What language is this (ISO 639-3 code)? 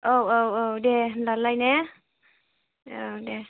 brx